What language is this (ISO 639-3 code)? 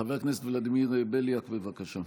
heb